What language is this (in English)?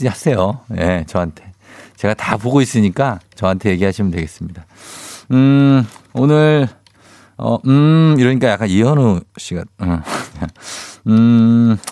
Korean